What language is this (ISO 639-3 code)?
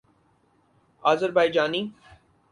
urd